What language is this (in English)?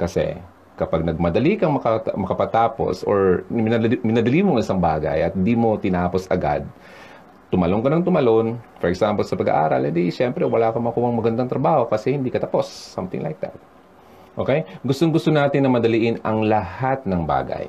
Filipino